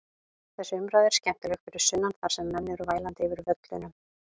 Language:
Icelandic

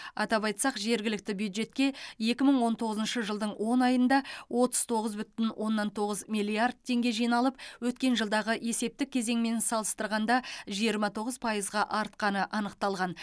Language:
Kazakh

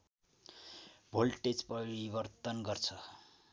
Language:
Nepali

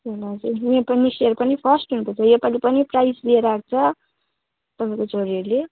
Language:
Nepali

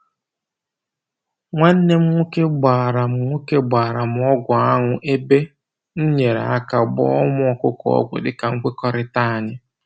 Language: Igbo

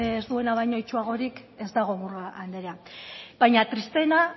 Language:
Basque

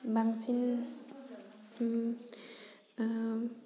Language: Bodo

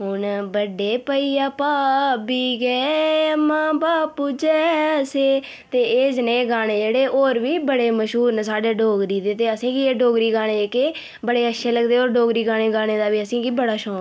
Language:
Dogri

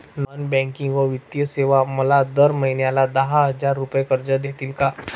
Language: Marathi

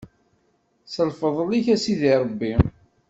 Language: Kabyle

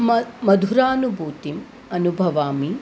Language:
Sanskrit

